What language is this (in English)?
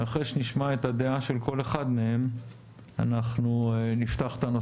Hebrew